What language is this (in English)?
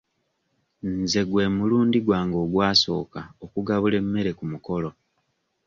Ganda